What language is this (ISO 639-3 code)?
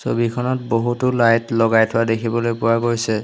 asm